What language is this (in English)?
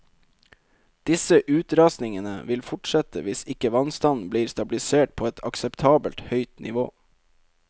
Norwegian